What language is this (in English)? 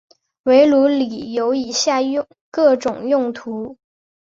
Chinese